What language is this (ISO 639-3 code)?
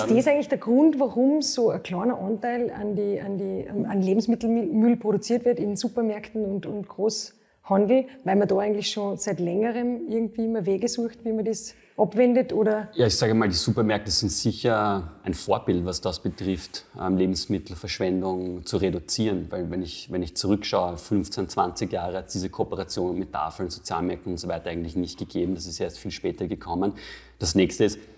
deu